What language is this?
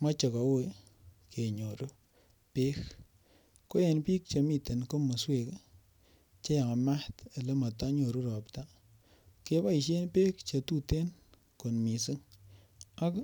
Kalenjin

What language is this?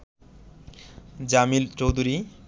Bangla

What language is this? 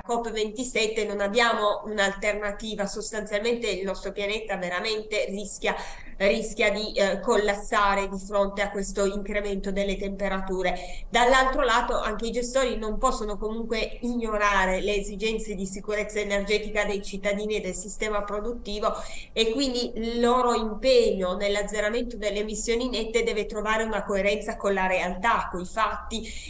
Italian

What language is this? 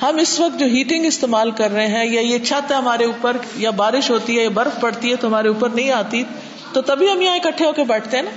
Urdu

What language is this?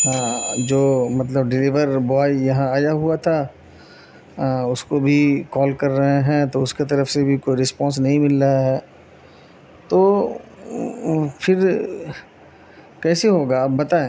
Urdu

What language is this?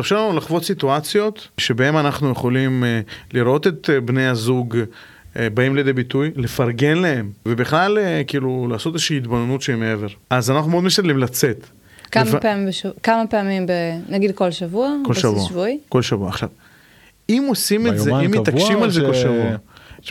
Hebrew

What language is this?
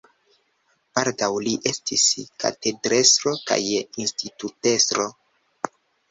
Esperanto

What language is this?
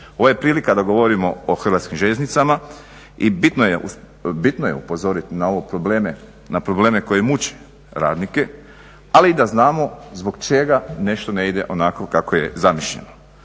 Croatian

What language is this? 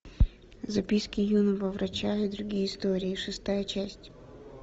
Russian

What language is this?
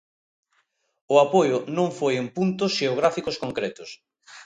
Galician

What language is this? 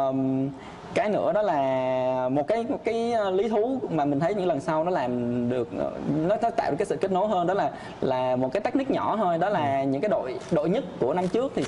Vietnamese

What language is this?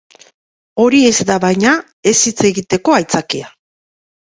Basque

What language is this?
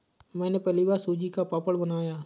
Hindi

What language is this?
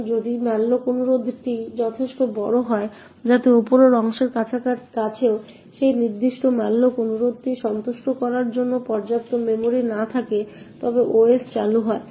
Bangla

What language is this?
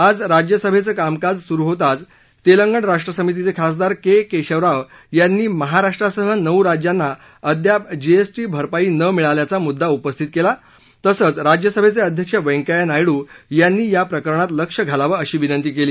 Marathi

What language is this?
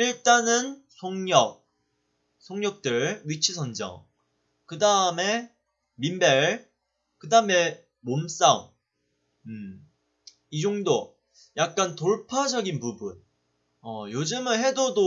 Korean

